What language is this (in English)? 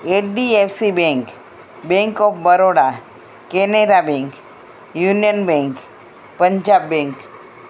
Gujarati